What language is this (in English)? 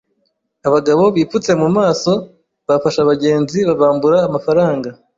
Kinyarwanda